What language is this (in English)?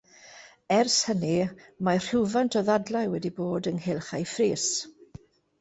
Welsh